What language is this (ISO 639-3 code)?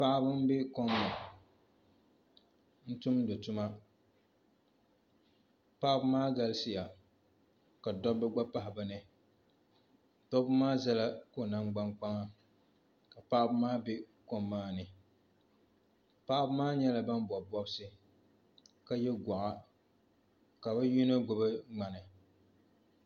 dag